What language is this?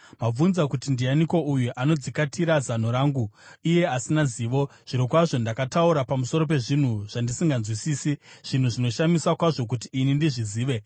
Shona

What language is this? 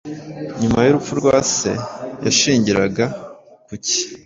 Kinyarwanda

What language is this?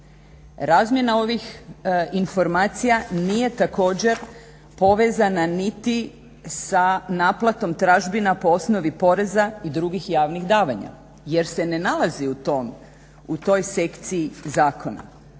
Croatian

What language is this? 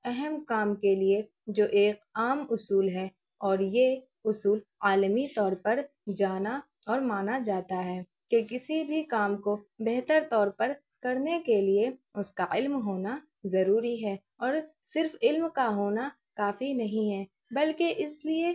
Urdu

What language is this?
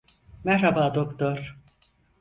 Turkish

